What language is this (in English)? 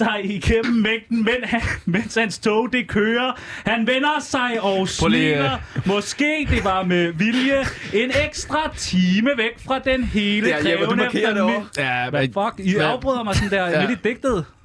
Danish